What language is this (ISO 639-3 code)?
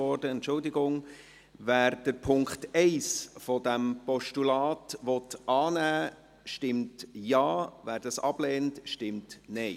gsw